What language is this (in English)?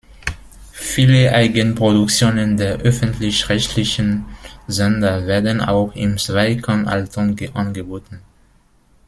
German